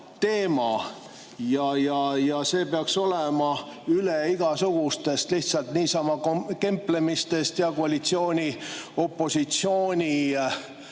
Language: Estonian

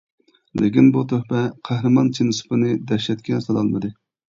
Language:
Uyghur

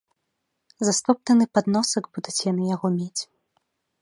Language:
Belarusian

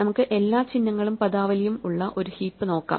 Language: Malayalam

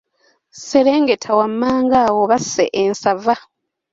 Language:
Ganda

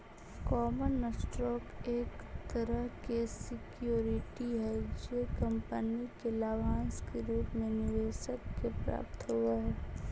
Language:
Magahi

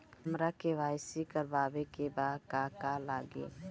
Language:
Bhojpuri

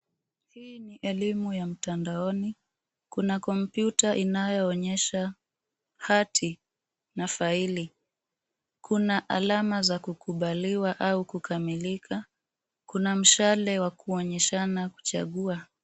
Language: Swahili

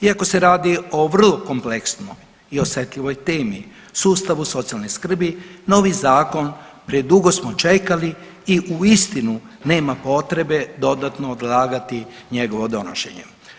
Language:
Croatian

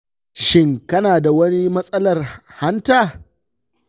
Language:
Hausa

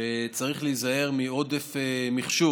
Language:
Hebrew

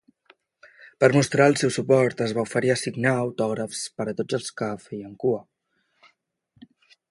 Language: Catalan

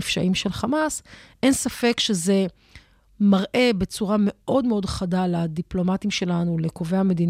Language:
Hebrew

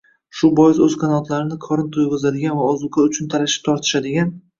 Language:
Uzbek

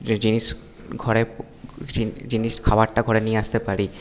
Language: Bangla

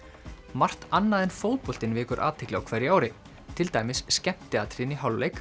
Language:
Icelandic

